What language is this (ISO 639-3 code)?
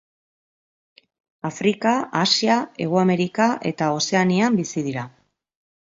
eus